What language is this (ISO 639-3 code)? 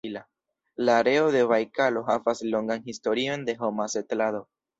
epo